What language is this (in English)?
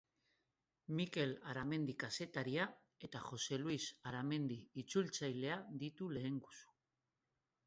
Basque